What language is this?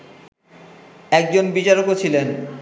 Bangla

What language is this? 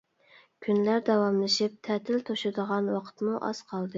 Uyghur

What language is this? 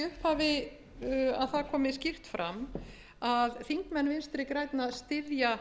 Icelandic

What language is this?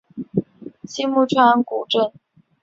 Chinese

